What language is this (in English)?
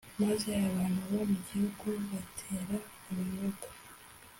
Kinyarwanda